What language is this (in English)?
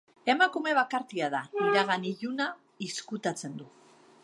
Basque